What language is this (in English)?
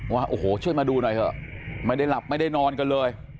Thai